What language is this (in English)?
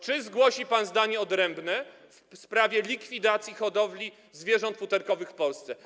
Polish